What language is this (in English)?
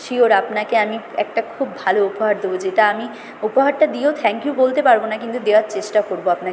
Bangla